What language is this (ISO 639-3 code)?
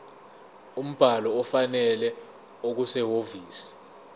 zul